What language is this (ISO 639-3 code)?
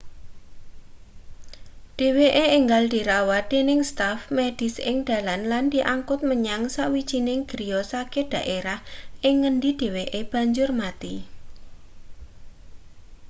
jav